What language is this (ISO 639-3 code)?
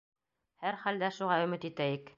bak